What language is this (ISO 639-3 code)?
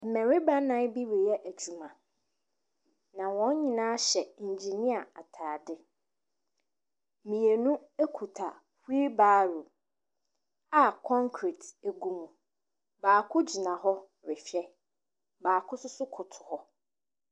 aka